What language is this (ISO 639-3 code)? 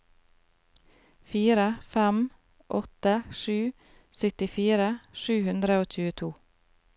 nor